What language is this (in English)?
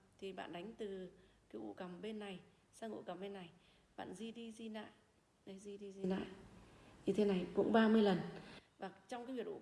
Vietnamese